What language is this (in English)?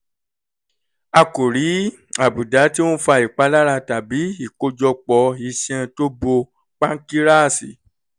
Yoruba